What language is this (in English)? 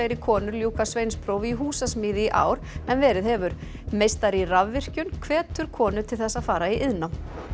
Icelandic